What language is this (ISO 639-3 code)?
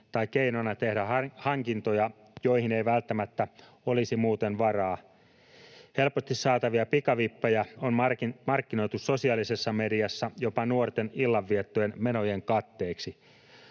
fin